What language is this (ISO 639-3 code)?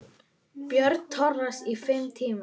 isl